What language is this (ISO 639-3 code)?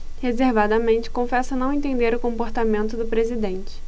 por